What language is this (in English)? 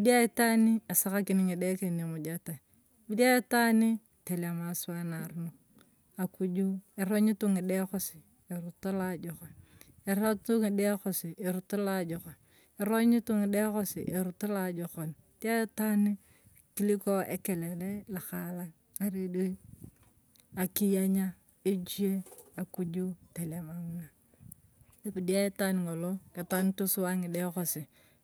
Turkana